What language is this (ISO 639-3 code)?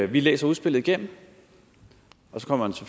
dan